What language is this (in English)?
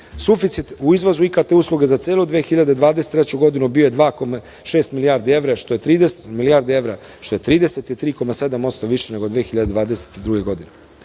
Serbian